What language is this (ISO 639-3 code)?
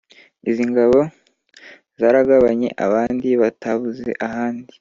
kin